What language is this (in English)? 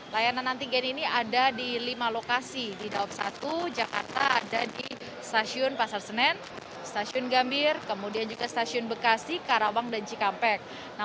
Indonesian